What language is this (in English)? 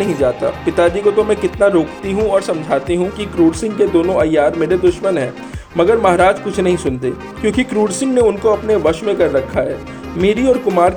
Hindi